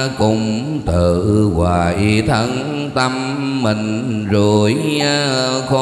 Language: Vietnamese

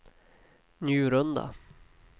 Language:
Swedish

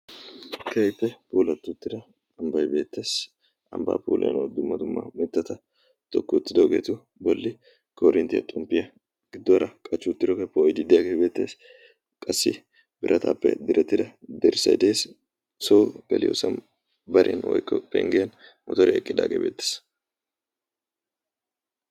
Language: Wolaytta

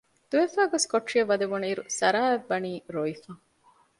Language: Divehi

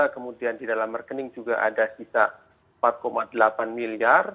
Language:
Indonesian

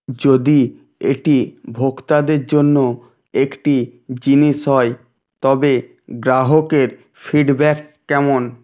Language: Bangla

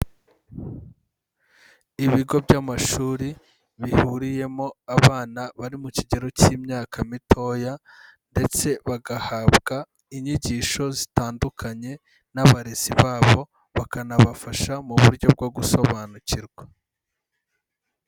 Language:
Kinyarwanda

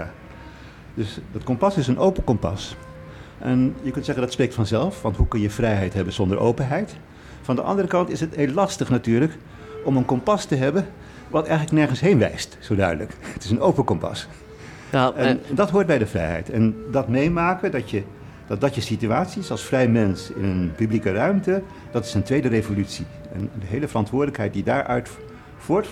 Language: Dutch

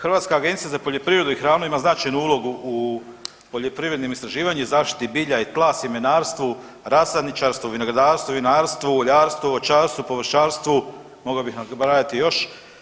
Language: Croatian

